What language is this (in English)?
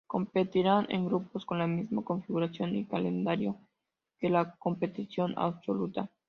Spanish